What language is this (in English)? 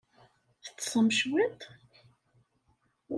Kabyle